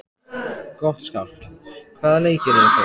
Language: Icelandic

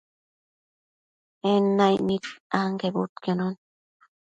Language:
Matsés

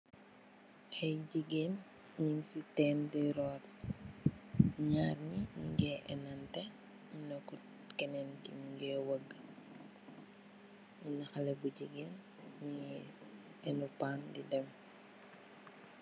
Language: Wolof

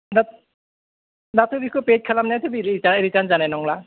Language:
Bodo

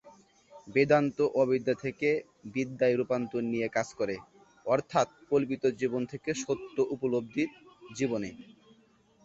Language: Bangla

